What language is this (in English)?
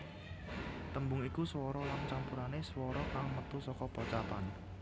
Javanese